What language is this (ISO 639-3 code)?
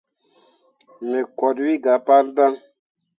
mua